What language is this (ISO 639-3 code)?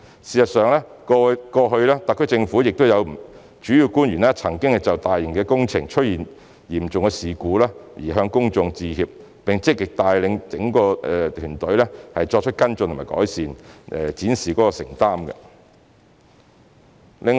yue